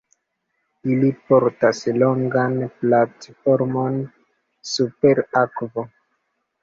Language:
Esperanto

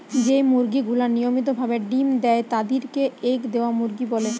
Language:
Bangla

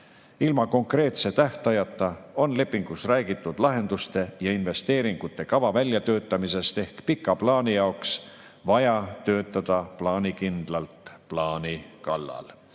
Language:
Estonian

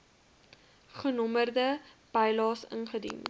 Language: Afrikaans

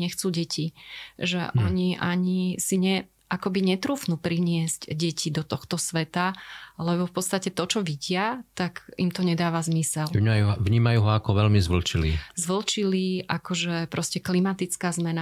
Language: Slovak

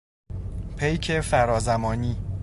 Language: Persian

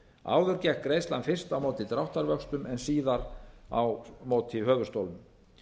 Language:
Icelandic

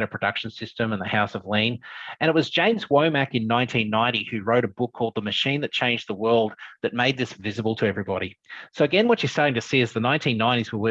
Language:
English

